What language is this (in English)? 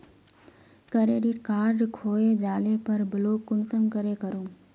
Magahi